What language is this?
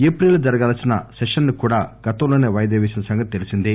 Telugu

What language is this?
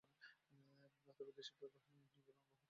Bangla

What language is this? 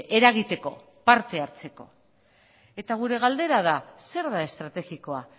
Basque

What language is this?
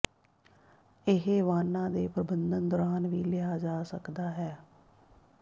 Punjabi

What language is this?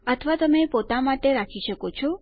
Gujarati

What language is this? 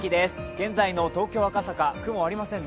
Japanese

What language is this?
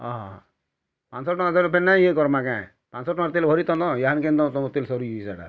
Odia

